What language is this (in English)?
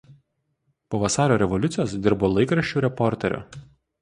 Lithuanian